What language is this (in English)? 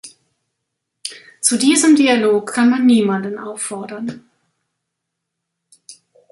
German